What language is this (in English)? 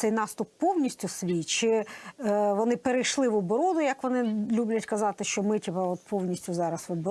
Ukrainian